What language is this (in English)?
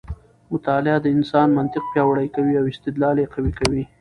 Pashto